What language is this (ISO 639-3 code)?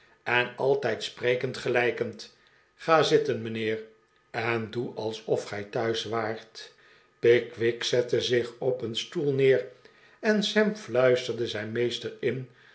nld